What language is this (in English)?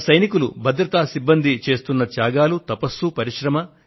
Telugu